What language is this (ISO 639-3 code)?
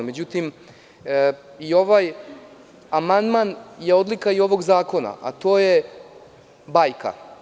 srp